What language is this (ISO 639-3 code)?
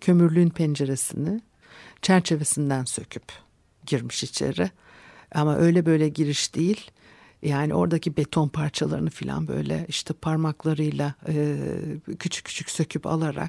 tur